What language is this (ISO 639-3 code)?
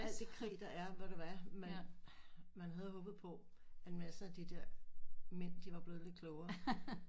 dan